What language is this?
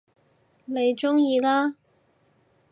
Cantonese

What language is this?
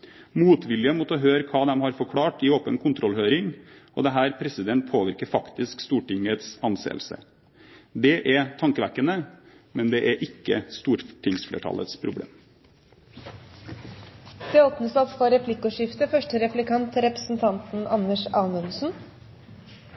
Norwegian Bokmål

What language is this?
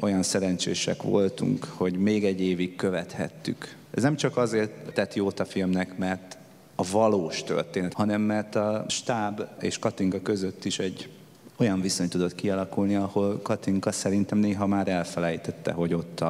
Hungarian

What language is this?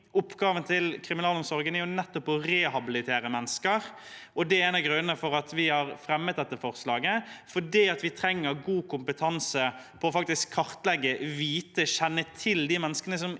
Norwegian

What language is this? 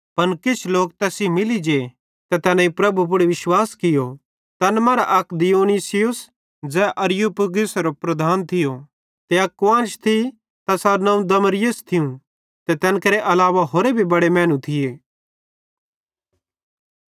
Bhadrawahi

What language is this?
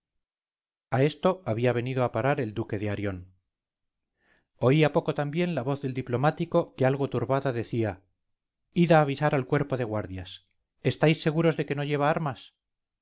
Spanish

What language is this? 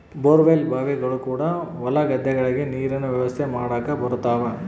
Kannada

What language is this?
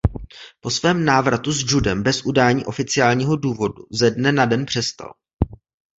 Czech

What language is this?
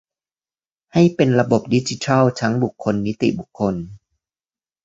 Thai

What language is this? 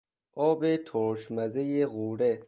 Persian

